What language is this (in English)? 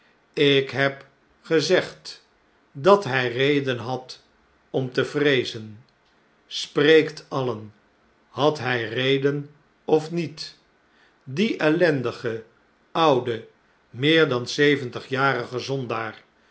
Dutch